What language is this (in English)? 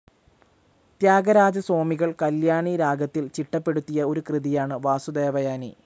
Malayalam